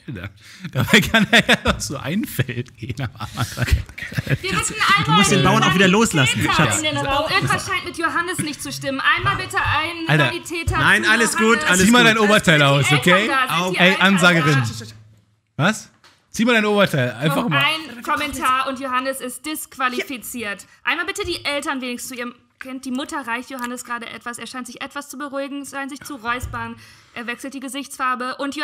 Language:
German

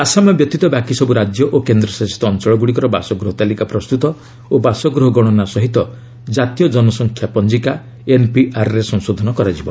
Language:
Odia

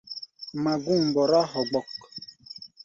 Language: Gbaya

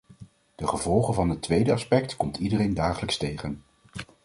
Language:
Dutch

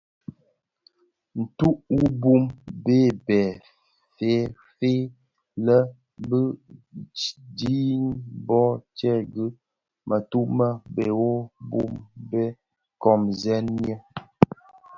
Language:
Bafia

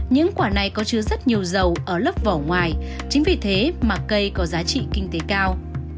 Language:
Vietnamese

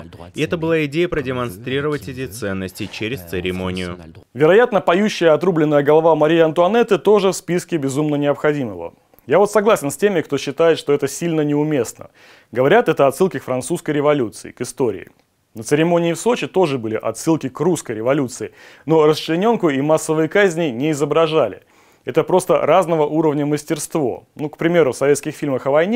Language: Russian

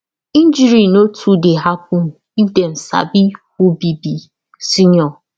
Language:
Nigerian Pidgin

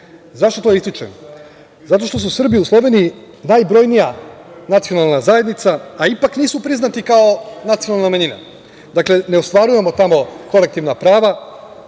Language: Serbian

